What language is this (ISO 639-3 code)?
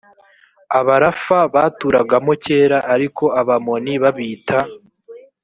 kin